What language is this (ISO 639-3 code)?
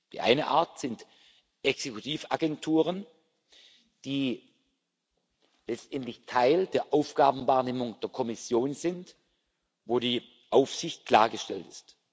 deu